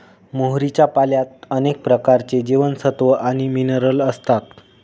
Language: Marathi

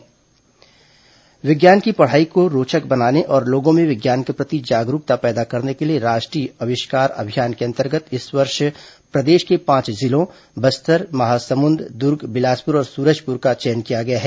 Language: Hindi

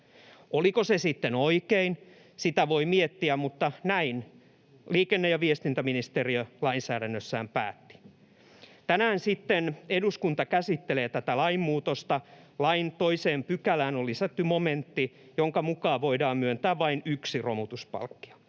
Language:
Finnish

